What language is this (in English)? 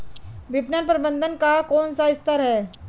Hindi